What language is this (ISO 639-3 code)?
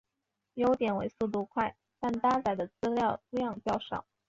zho